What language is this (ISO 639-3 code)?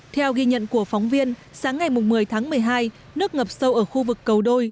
vie